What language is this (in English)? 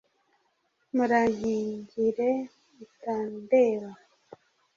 Kinyarwanda